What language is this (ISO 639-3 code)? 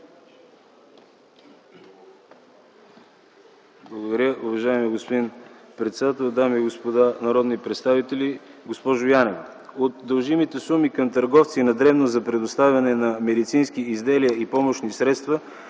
bul